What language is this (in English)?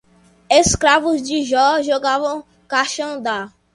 Portuguese